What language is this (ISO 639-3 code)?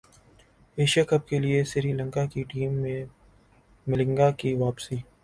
urd